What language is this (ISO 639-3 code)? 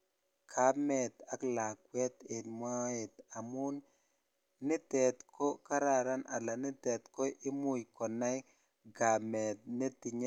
kln